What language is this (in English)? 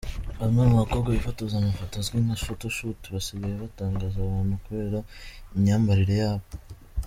Kinyarwanda